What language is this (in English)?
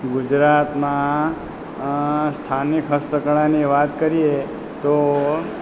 Gujarati